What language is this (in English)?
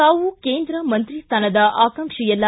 Kannada